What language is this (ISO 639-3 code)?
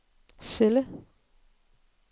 dan